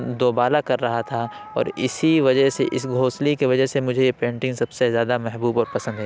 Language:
Urdu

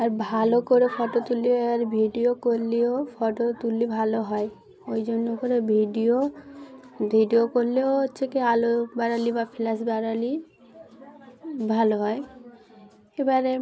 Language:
Bangla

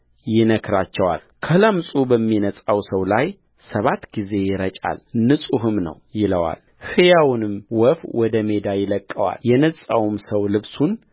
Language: Amharic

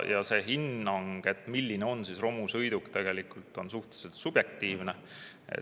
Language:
Estonian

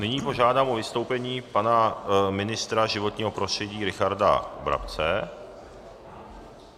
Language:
Czech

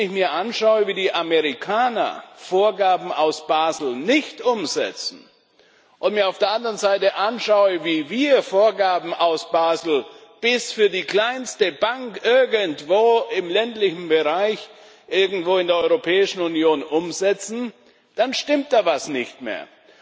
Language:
German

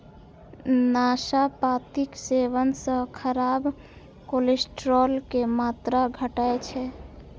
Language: Maithili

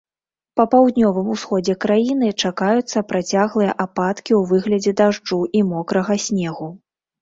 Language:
Belarusian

